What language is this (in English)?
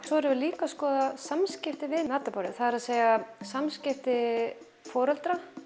Icelandic